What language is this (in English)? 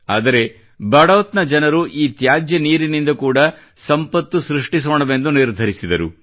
Kannada